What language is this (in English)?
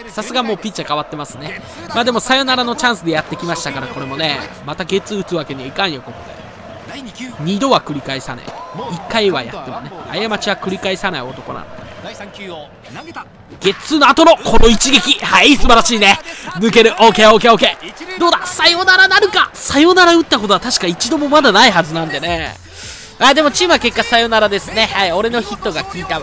Japanese